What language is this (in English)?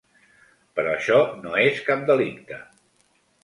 Catalan